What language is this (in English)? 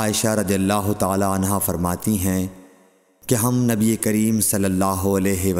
Urdu